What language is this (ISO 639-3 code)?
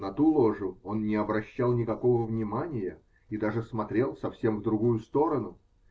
rus